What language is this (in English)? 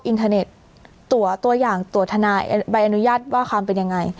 Thai